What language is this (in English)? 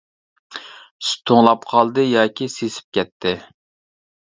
Uyghur